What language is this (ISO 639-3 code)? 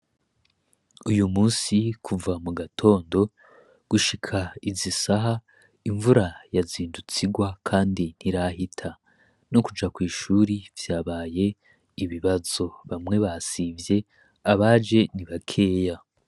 run